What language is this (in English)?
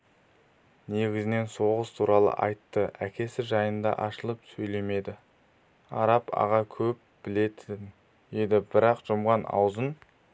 Kazakh